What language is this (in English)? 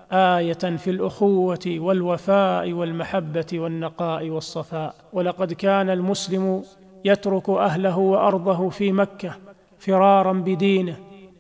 Arabic